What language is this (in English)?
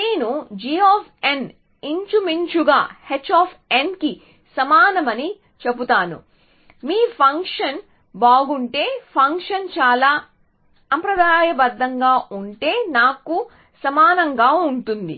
Telugu